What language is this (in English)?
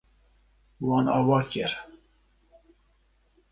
Kurdish